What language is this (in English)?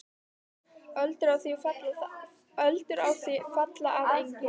Icelandic